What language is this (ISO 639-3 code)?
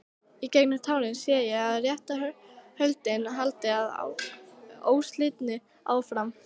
isl